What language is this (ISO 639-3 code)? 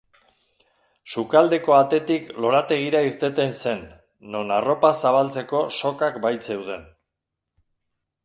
eus